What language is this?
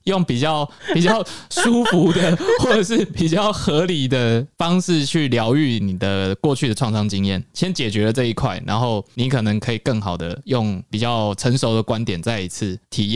Chinese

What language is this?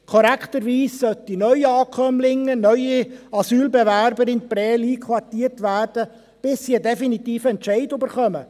Swiss German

